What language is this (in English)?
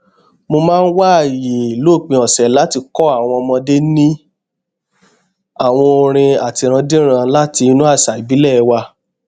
Yoruba